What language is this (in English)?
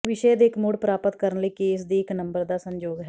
Punjabi